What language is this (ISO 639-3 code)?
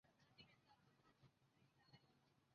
zho